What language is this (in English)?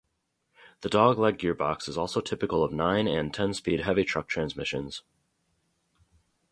English